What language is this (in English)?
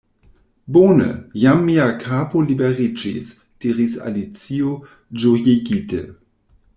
Esperanto